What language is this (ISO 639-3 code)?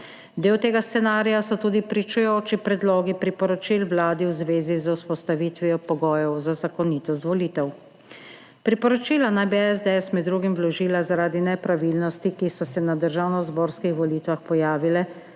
slv